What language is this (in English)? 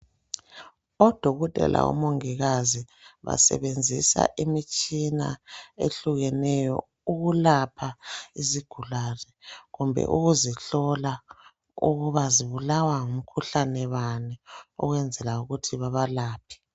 North Ndebele